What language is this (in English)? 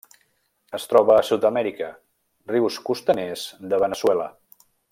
Catalan